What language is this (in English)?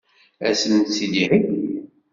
Kabyle